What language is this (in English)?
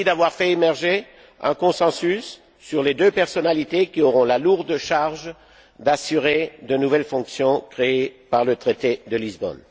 French